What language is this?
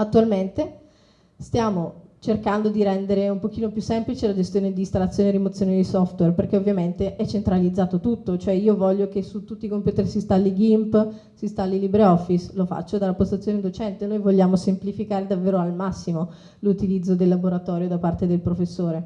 Italian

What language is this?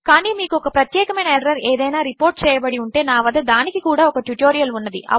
Telugu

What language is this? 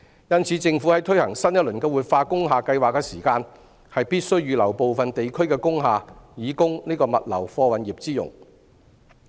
Cantonese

